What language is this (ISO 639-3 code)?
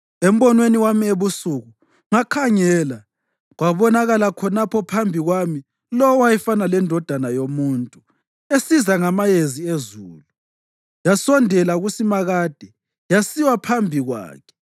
nde